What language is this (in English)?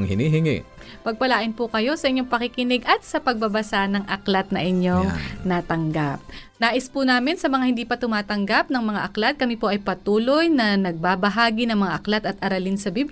Filipino